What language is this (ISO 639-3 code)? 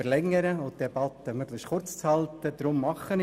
gsw